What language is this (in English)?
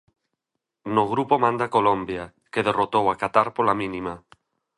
Galician